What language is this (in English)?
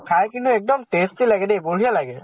Assamese